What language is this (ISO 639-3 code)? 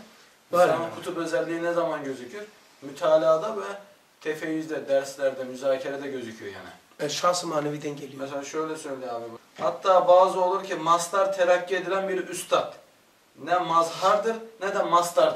tur